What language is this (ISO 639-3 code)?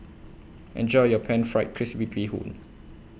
eng